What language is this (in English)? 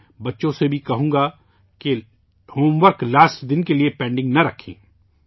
Urdu